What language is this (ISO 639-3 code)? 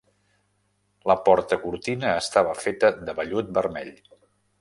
cat